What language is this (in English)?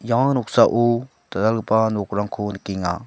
Garo